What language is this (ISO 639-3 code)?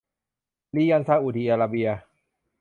tha